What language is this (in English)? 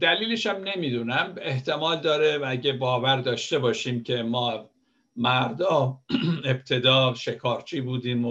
Persian